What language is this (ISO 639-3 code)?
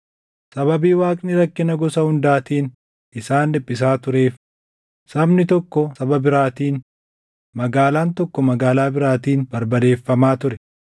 orm